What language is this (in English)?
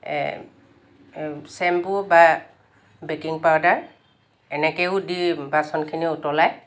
Assamese